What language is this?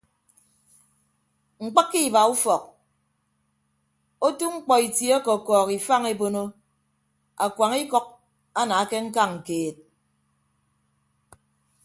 Ibibio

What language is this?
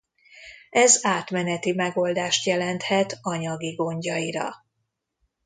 Hungarian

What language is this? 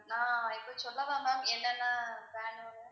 Tamil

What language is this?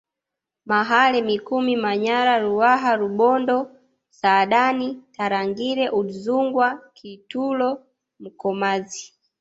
Swahili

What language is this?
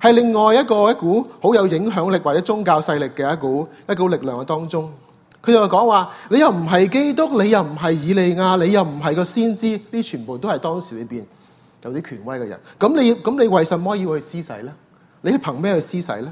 Chinese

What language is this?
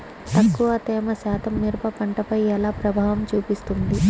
Telugu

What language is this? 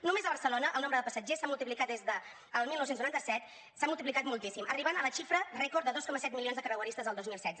Catalan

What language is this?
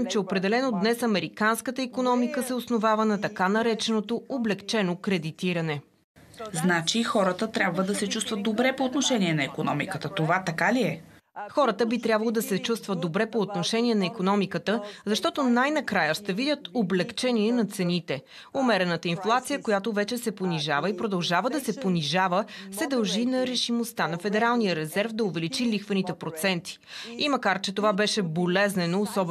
Bulgarian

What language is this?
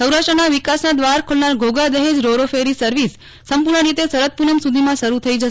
Gujarati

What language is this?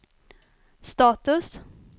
Swedish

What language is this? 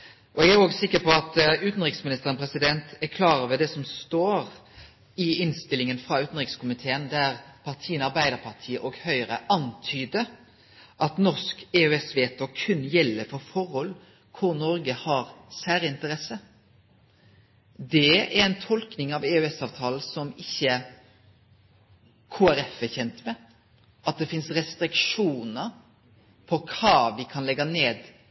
Norwegian Nynorsk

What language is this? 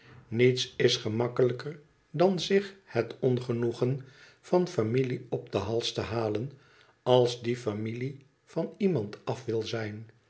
Dutch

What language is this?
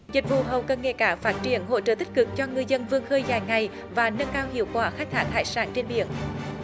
Vietnamese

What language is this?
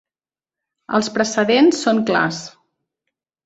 Catalan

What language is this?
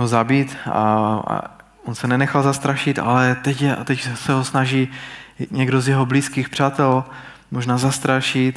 Czech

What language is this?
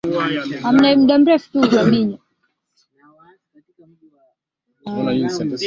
Swahili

